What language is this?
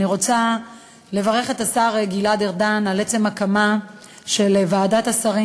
Hebrew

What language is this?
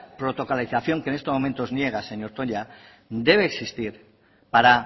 Spanish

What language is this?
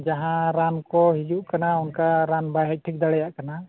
Santali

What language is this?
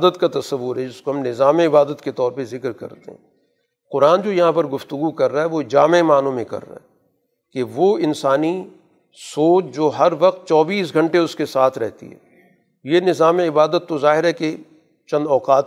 Urdu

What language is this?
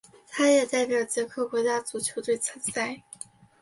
Chinese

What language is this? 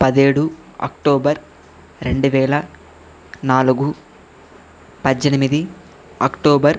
Telugu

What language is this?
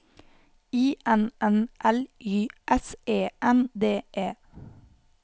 Norwegian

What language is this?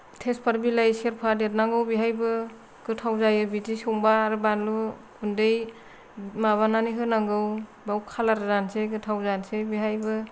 Bodo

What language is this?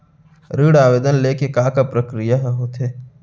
Chhattisgarhi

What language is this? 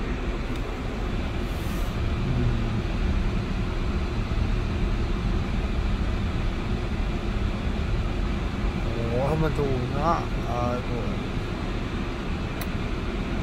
Korean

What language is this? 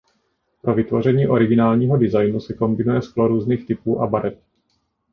Czech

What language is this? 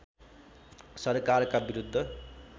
Nepali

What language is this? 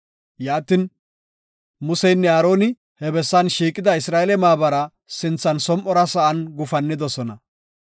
Gofa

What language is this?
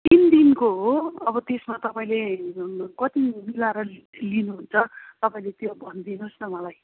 Nepali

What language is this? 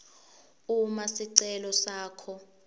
Swati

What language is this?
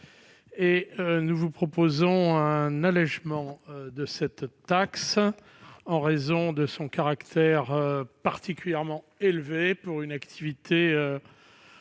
French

